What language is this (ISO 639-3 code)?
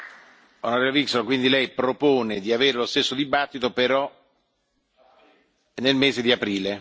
ita